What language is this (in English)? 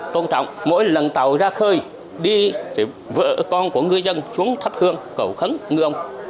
Vietnamese